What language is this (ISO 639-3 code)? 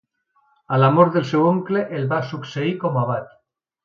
cat